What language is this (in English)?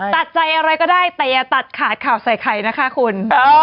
Thai